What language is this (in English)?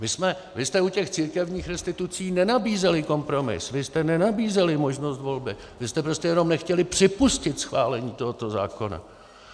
Czech